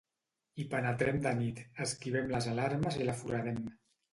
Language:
Catalan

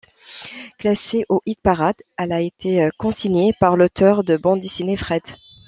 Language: French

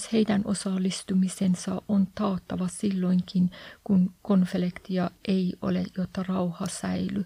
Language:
Finnish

